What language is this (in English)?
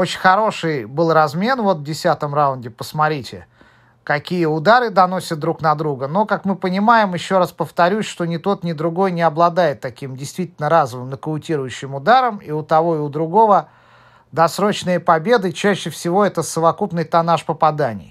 Russian